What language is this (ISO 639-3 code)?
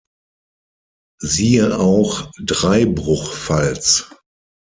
deu